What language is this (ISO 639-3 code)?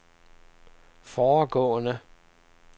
dan